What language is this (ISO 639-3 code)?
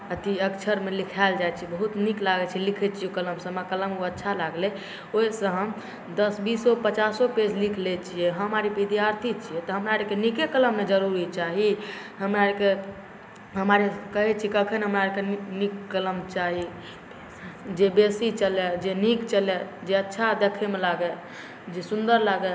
mai